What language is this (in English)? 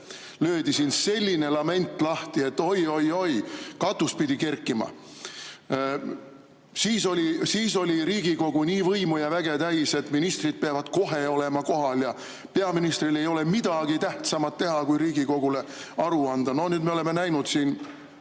Estonian